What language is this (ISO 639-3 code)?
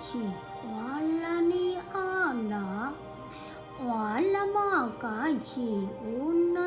vie